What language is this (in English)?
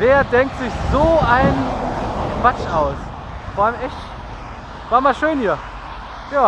German